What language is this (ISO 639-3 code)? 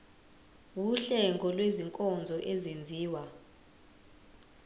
zul